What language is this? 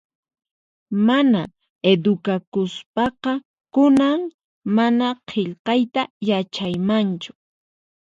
Puno Quechua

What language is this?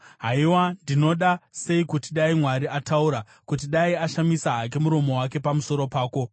Shona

